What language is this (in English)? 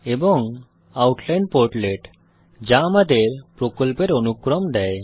Bangla